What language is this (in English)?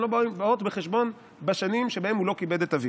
Hebrew